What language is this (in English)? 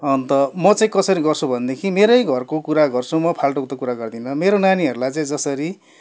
Nepali